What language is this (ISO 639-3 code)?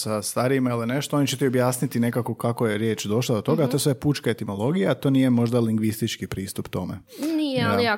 hrv